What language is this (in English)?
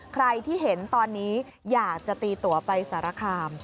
Thai